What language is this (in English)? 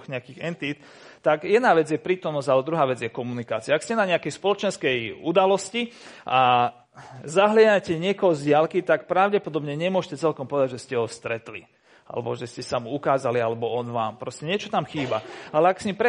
Slovak